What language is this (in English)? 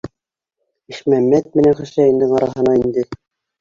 Bashkir